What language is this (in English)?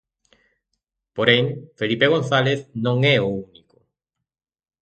Galician